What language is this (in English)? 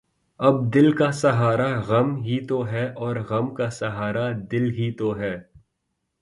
Urdu